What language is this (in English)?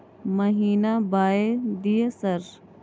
Maithili